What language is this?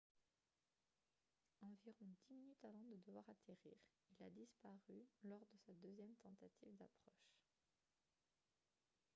French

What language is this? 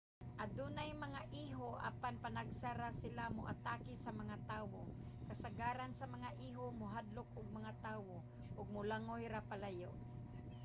Cebuano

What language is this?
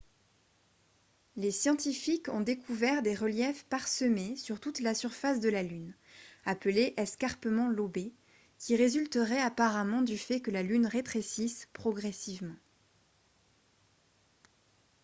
French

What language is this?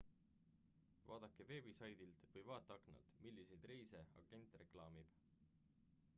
Estonian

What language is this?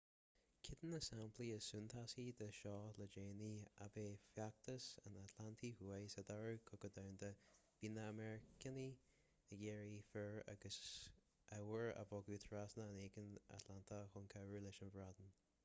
Irish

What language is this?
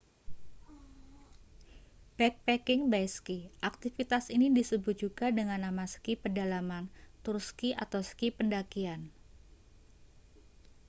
Indonesian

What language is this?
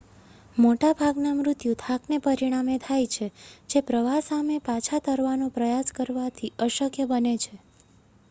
Gujarati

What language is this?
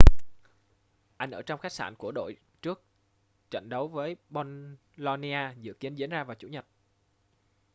Vietnamese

